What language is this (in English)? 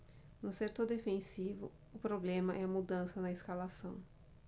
Portuguese